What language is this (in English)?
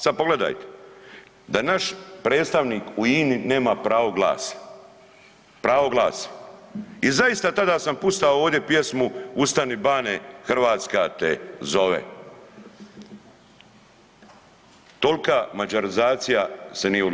Croatian